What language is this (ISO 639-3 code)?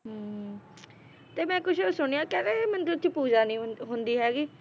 pan